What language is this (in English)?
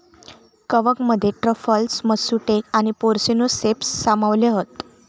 Marathi